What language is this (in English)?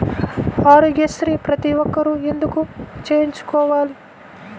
Telugu